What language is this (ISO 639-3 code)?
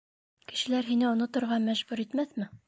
bak